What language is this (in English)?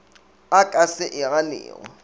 Northern Sotho